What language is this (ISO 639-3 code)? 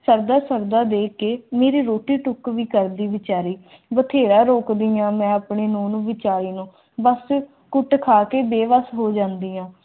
pan